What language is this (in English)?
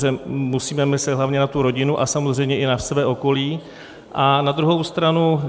Czech